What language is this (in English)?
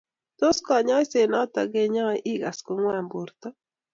Kalenjin